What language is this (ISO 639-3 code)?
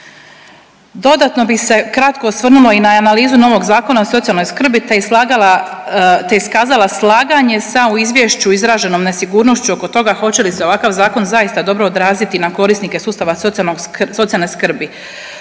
hrv